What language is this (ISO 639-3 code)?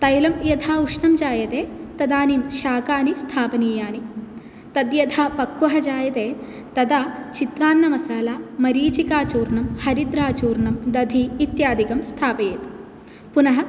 san